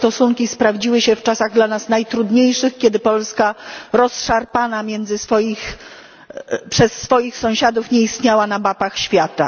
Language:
Polish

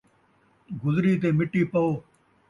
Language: Saraiki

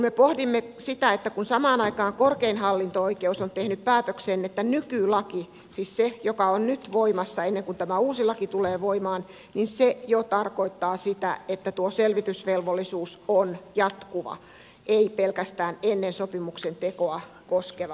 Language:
Finnish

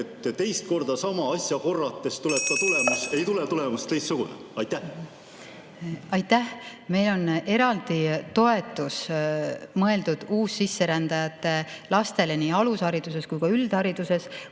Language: Estonian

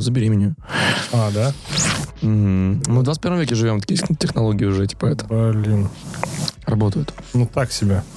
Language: Russian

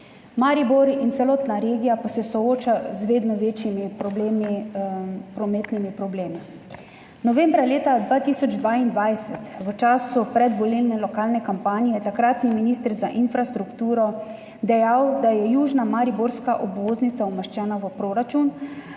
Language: Slovenian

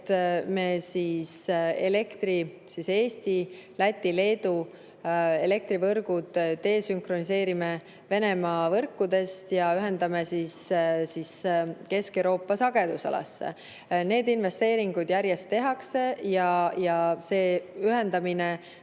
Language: Estonian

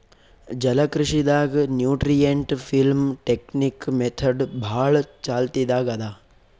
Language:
Kannada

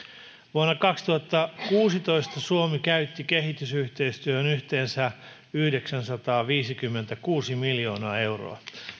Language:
Finnish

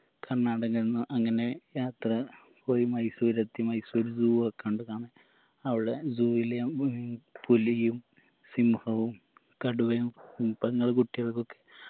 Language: Malayalam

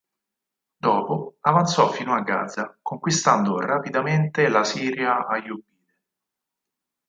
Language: Italian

